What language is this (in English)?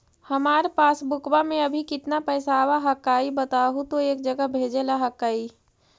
Magahi